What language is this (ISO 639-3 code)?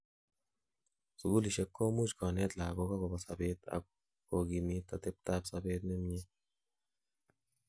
kln